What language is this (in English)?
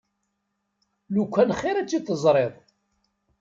Kabyle